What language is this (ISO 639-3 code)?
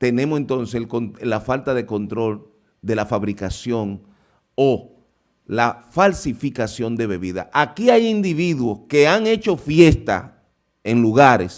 spa